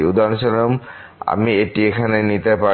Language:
Bangla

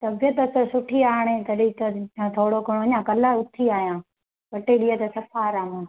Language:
Sindhi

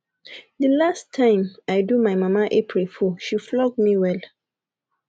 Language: Nigerian Pidgin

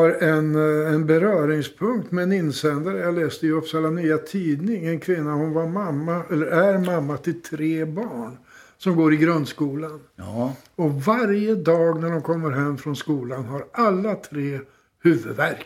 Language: Swedish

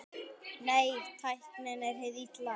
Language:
Icelandic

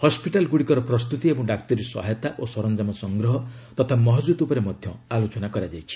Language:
Odia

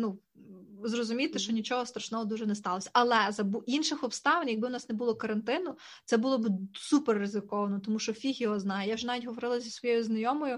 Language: Ukrainian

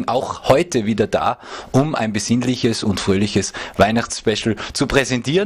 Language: German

